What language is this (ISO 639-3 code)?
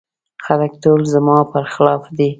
pus